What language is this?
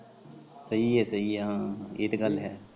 Punjabi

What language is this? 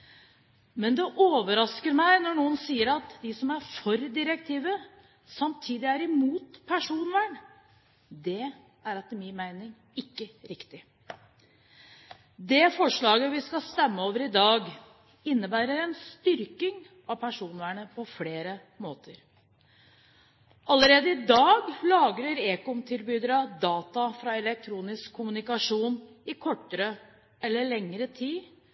Norwegian Bokmål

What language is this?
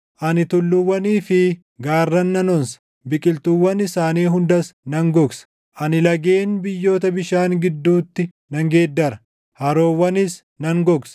Oromo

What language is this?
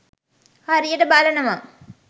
Sinhala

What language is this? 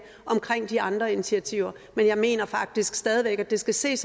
Danish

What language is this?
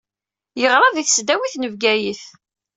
Kabyle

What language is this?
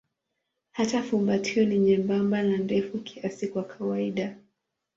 Swahili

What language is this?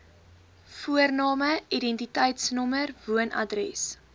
Afrikaans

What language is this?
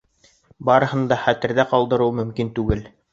Bashkir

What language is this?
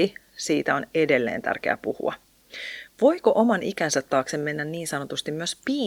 Finnish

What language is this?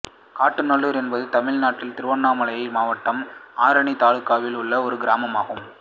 Tamil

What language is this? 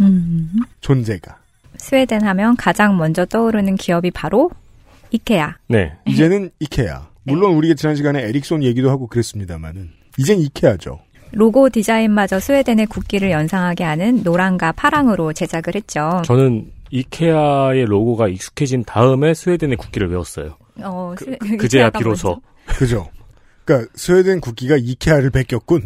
Korean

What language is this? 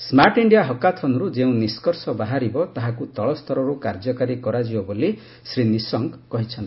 Odia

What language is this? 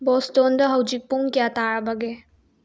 Manipuri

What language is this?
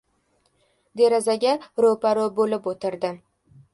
Uzbek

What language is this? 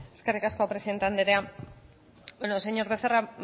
Basque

